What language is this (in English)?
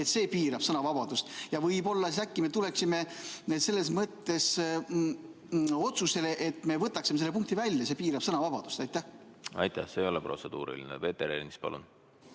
Estonian